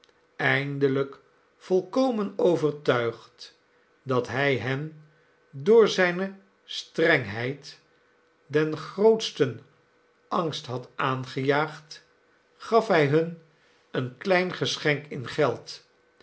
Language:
Dutch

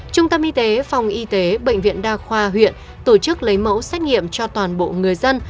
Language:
Vietnamese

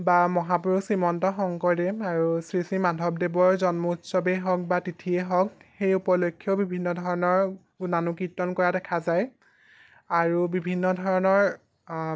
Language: Assamese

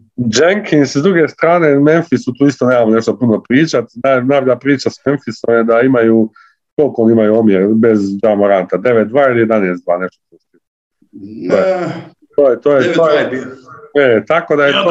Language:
Croatian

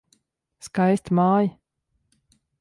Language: Latvian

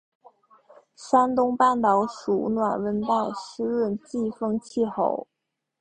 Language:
Chinese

